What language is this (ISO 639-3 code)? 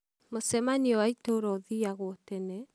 kik